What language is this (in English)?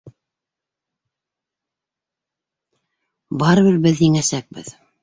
Bashkir